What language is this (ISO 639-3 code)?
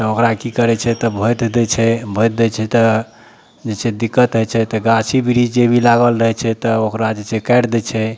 mai